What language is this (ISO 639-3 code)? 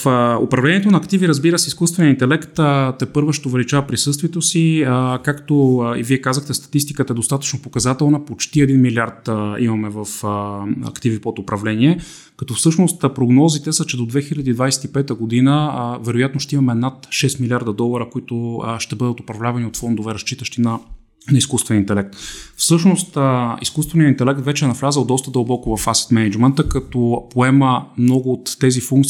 bul